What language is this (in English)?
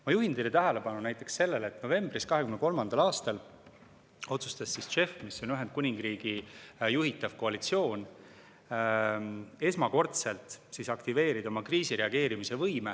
Estonian